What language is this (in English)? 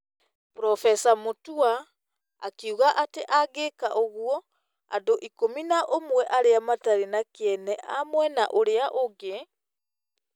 Kikuyu